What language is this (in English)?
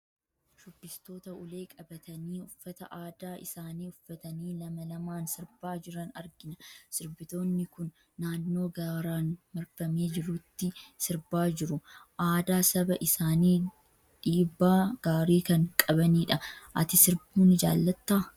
Oromo